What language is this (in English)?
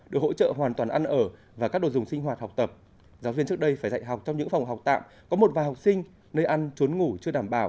Vietnamese